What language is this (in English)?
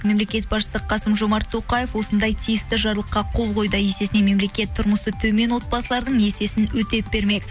Kazakh